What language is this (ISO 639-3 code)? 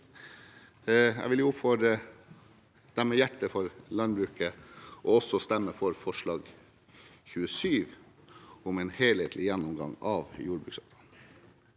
nor